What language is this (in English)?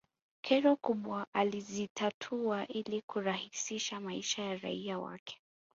Swahili